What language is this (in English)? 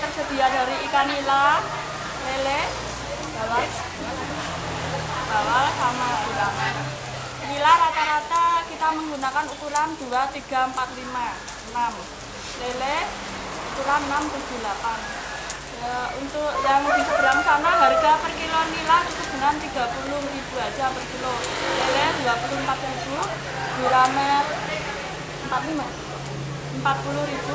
Indonesian